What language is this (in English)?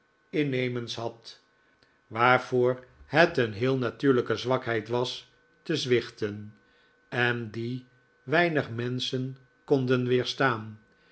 Dutch